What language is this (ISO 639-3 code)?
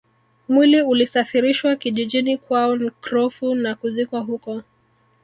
swa